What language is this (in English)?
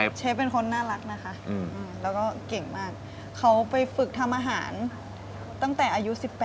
Thai